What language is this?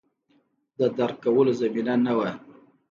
Pashto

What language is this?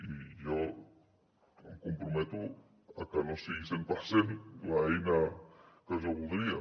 Catalan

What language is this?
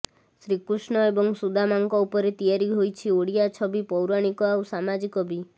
Odia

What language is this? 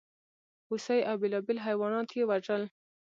Pashto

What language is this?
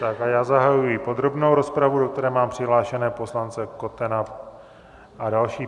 Czech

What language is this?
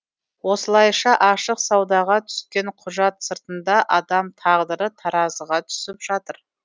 Kazakh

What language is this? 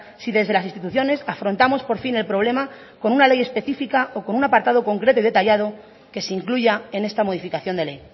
Spanish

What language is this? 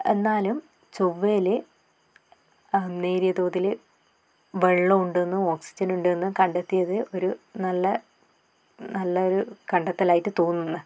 Malayalam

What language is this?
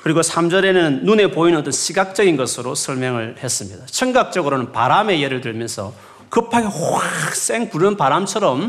Korean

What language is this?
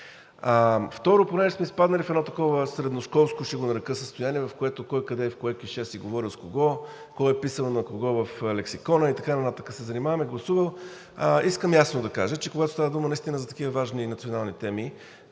Bulgarian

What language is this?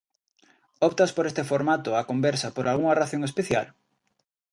Galician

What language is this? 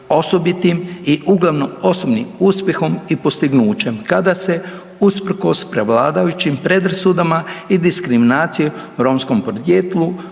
Croatian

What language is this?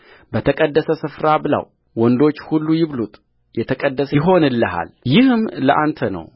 Amharic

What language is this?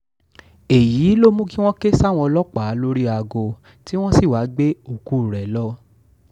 Yoruba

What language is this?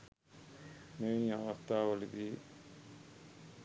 Sinhala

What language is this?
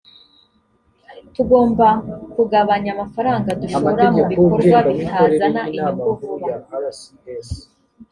Kinyarwanda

